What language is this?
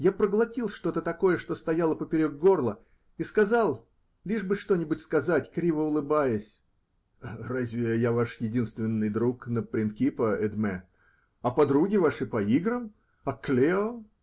Russian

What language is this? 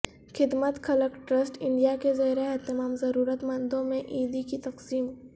Urdu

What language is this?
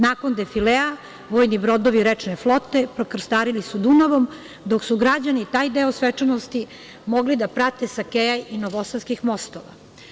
Serbian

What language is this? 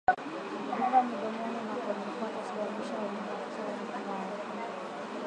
Swahili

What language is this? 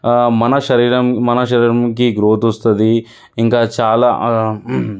Telugu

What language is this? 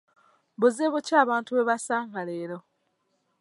Ganda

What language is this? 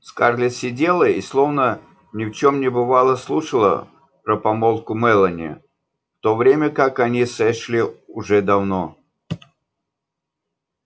Russian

